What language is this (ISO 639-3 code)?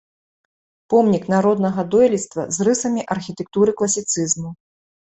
bel